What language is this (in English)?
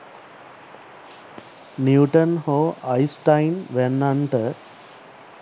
Sinhala